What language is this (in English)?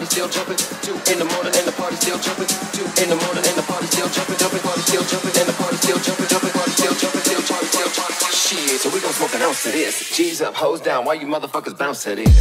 English